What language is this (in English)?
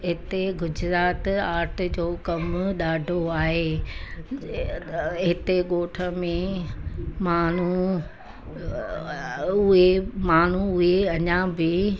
Sindhi